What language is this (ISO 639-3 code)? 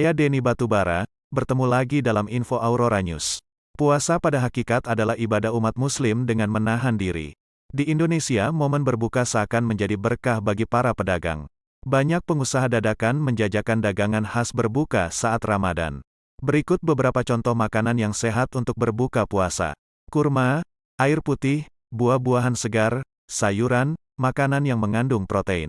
ind